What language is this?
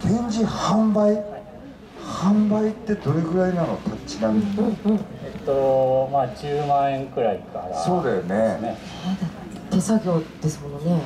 Japanese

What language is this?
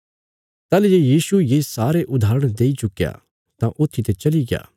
Bilaspuri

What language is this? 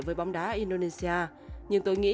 Vietnamese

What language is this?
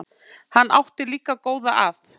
Icelandic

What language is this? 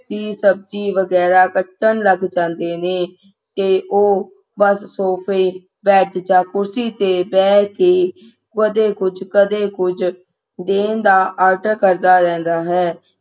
Punjabi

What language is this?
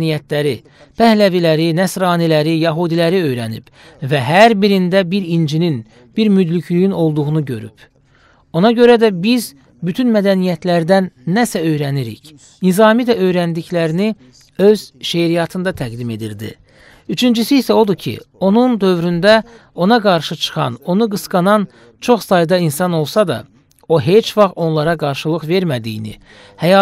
Turkish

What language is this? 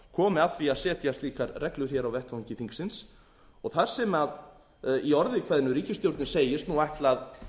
Icelandic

